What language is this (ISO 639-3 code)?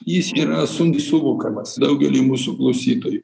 lit